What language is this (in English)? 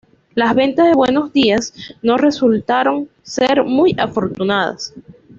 Spanish